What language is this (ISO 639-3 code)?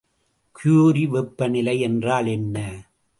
tam